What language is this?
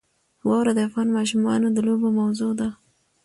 Pashto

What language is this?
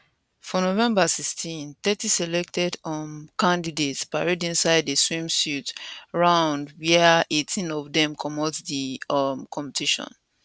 Nigerian Pidgin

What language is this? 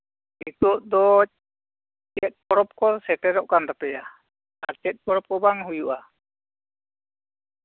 Santali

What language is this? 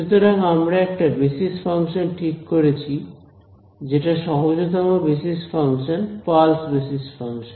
Bangla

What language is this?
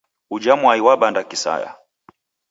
Taita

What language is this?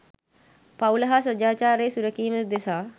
Sinhala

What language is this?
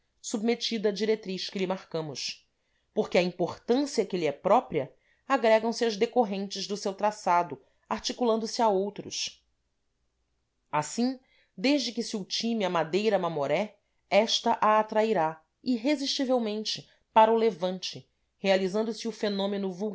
Portuguese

